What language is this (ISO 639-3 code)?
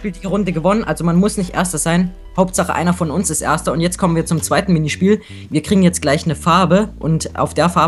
deu